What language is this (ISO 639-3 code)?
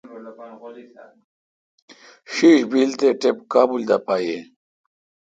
xka